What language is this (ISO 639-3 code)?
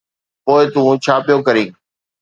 snd